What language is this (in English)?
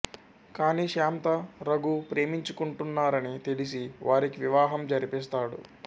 Telugu